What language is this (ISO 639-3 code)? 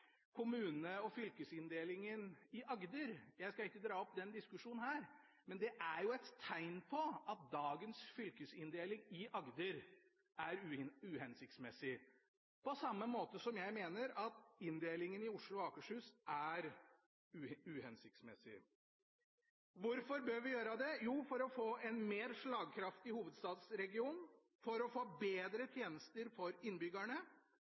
nob